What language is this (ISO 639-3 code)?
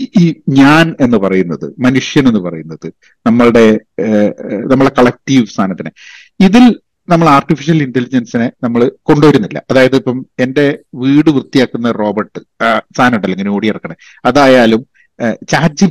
mal